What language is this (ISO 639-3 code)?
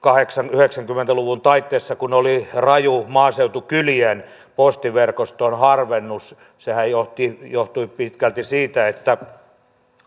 fin